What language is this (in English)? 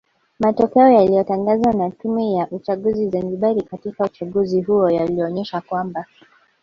Swahili